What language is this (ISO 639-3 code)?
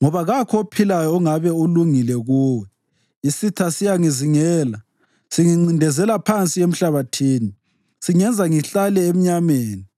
nde